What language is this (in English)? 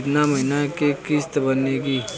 Bhojpuri